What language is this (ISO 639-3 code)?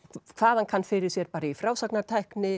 isl